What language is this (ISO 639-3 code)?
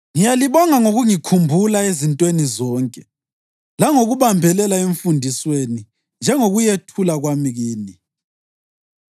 nde